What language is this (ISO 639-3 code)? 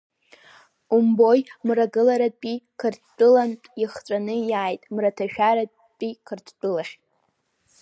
abk